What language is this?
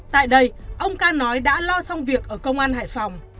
Vietnamese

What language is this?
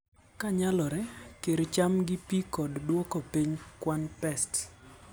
Luo (Kenya and Tanzania)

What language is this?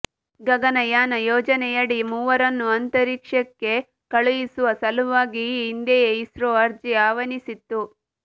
Kannada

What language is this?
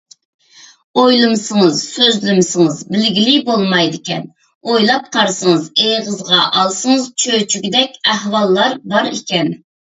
Uyghur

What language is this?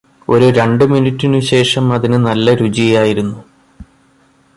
Malayalam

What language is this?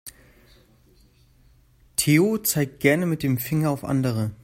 German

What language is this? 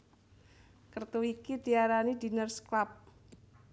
Javanese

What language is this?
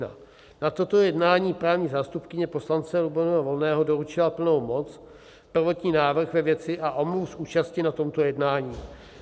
Czech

